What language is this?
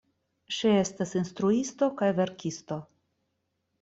Esperanto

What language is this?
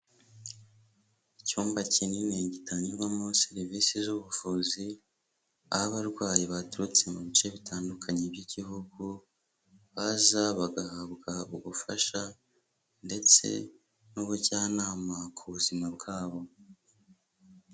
Kinyarwanda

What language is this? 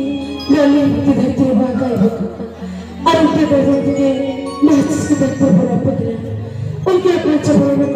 Arabic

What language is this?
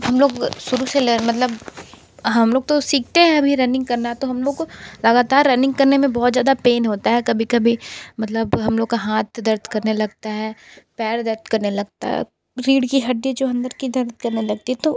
Hindi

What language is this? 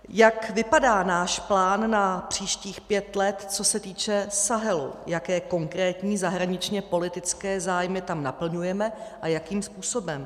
Czech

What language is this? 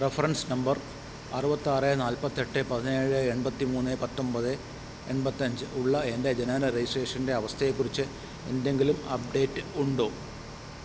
Malayalam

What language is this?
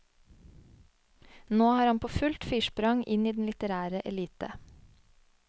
Norwegian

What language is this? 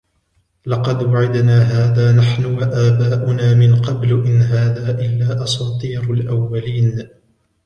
Arabic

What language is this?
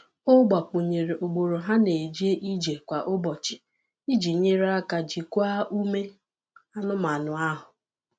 Igbo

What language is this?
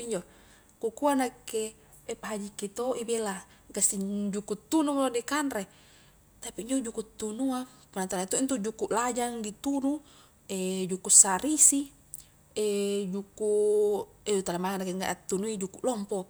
Highland Konjo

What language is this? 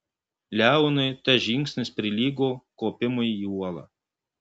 Lithuanian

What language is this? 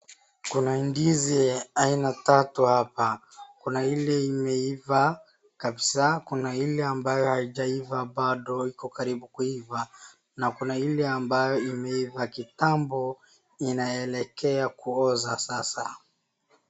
Swahili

